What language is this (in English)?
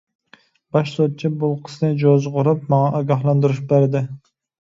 Uyghur